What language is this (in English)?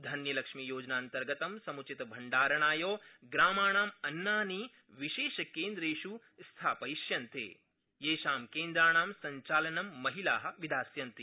Sanskrit